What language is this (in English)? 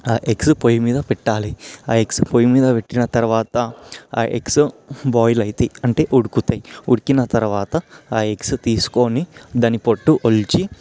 Telugu